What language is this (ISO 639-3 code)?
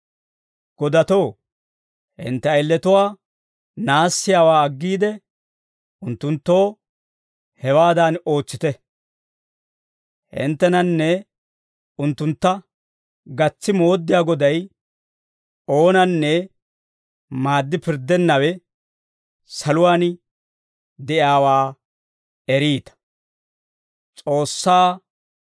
dwr